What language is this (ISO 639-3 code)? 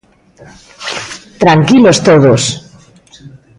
glg